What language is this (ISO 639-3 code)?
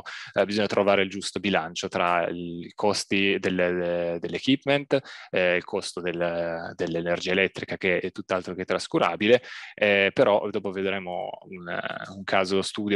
ita